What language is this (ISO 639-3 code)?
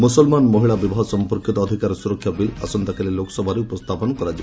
ori